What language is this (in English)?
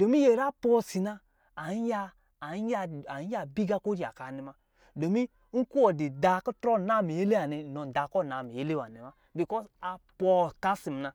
Lijili